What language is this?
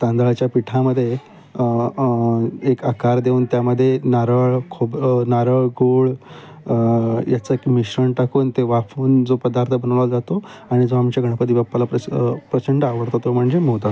Marathi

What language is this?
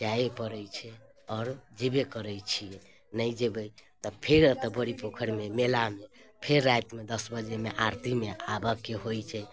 Maithili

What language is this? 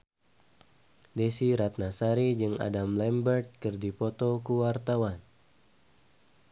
Sundanese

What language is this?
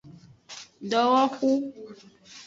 Aja (Benin)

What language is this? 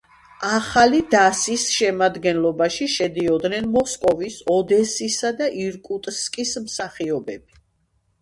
Georgian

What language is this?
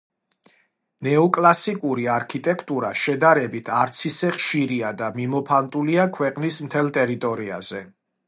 Georgian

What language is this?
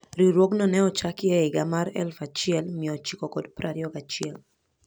Luo (Kenya and Tanzania)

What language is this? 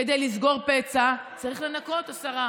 Hebrew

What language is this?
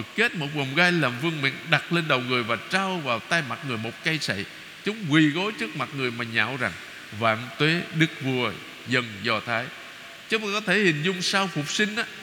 Vietnamese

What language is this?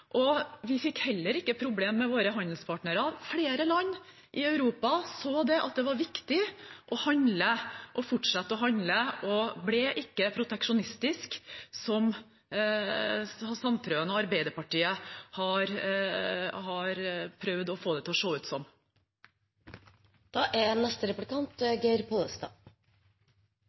Norwegian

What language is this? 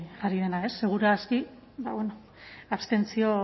Basque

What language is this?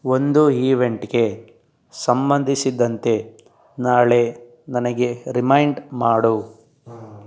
Kannada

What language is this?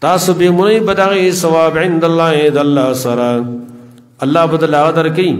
Arabic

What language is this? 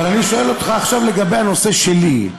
Hebrew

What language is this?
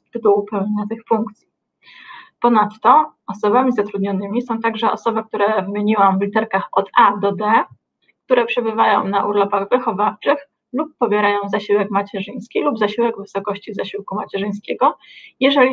Polish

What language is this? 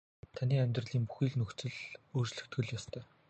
Mongolian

